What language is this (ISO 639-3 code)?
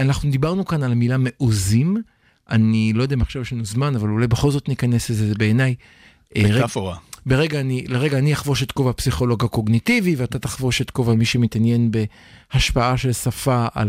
heb